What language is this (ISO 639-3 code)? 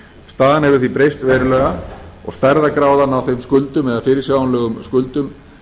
isl